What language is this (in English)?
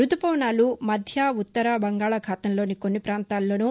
Telugu